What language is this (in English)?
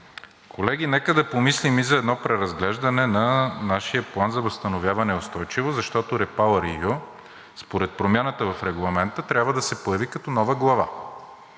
Bulgarian